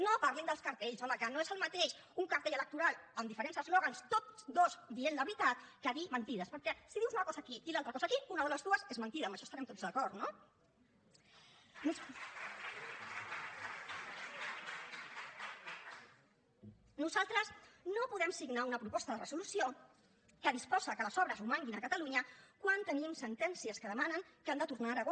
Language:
Catalan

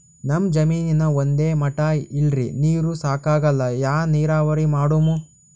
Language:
Kannada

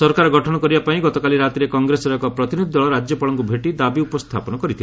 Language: Odia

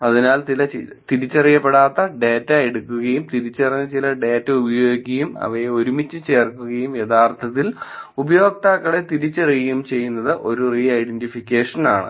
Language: Malayalam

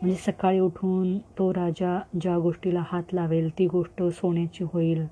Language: Marathi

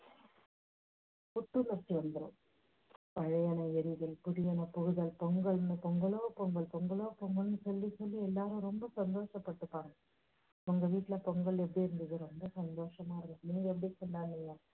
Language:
Tamil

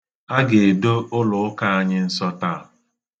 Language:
Igbo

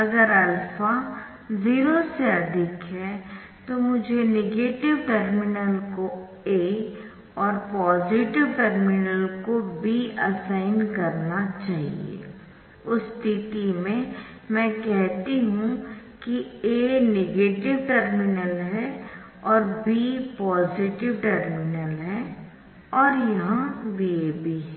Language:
Hindi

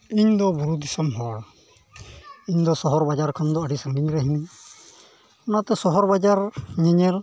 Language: Santali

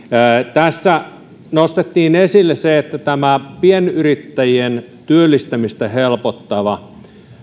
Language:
Finnish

